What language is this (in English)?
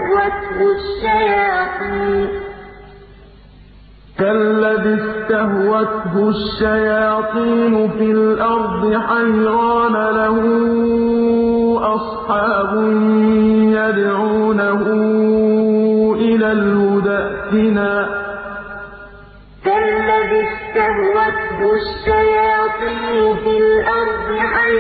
Arabic